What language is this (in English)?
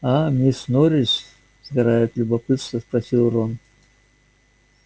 Russian